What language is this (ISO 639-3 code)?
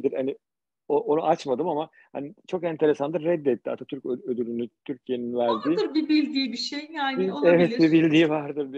tur